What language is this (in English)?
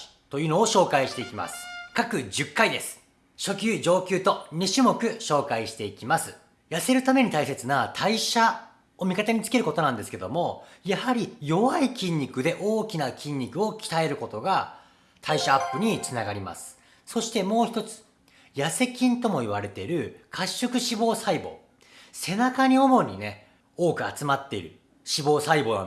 Japanese